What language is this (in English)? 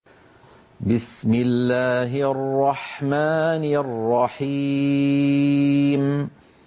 Arabic